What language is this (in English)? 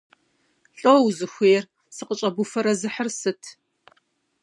Kabardian